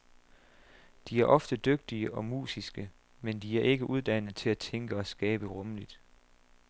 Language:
Danish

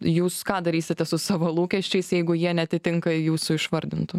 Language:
Lithuanian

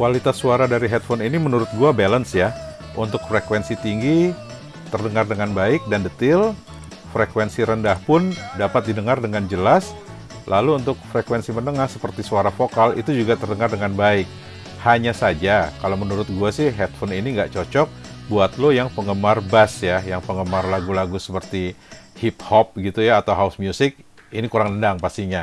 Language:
Indonesian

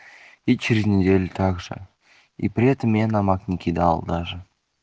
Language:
Russian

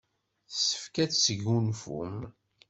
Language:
Kabyle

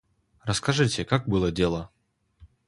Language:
Russian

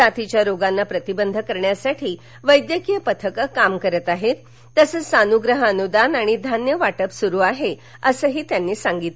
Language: Marathi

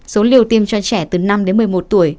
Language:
Vietnamese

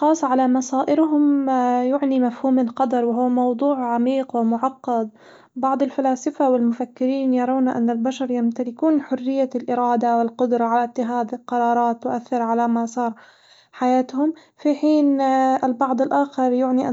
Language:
Hijazi Arabic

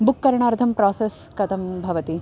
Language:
Sanskrit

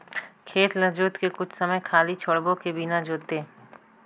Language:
Chhattisgarhi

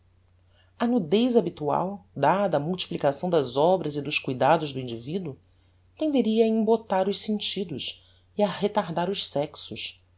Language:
Portuguese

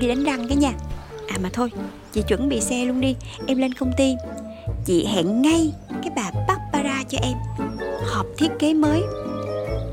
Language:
Vietnamese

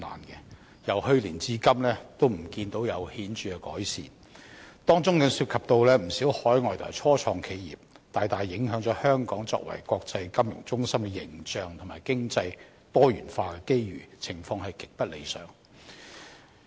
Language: Cantonese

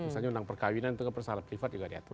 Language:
Indonesian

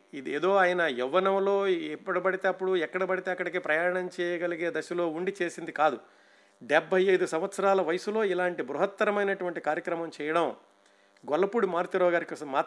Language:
Telugu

